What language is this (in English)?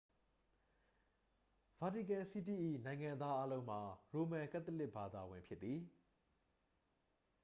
Burmese